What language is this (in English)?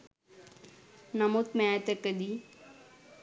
Sinhala